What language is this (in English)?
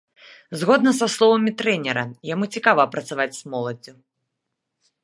Belarusian